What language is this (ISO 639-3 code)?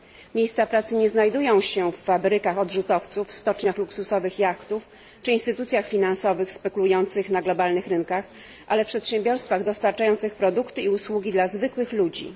pol